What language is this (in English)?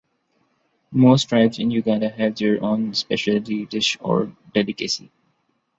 English